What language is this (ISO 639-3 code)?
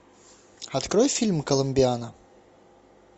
rus